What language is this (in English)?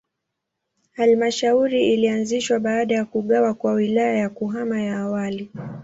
Swahili